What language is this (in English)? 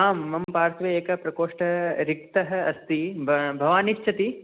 Sanskrit